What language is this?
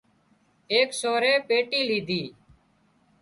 Wadiyara Koli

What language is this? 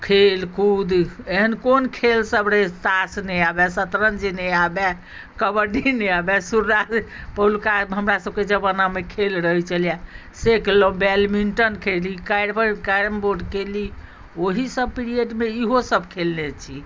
Maithili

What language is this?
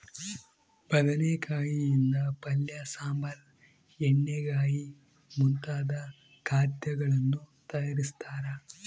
Kannada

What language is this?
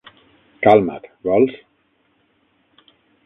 Catalan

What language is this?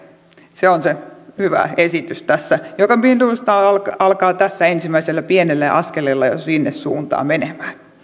Finnish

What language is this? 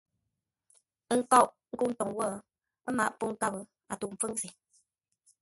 Ngombale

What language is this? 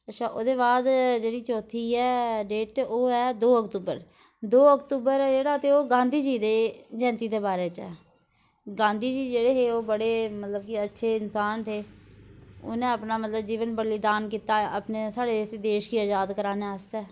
Dogri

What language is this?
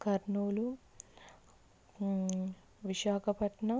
Telugu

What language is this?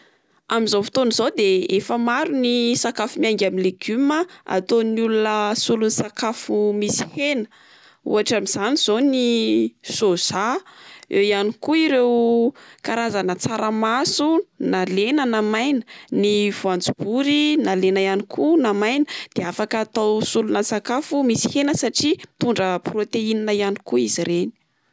Malagasy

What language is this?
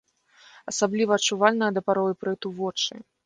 Belarusian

